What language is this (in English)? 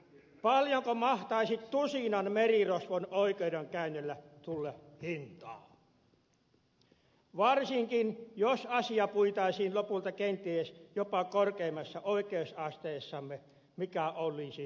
Finnish